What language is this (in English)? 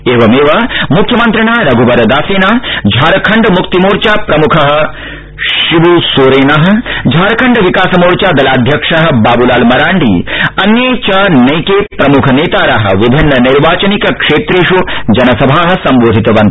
Sanskrit